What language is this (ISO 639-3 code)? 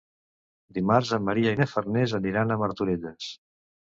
cat